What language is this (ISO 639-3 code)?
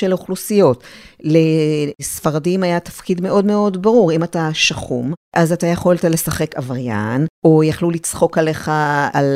heb